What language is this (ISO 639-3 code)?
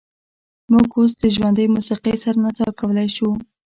pus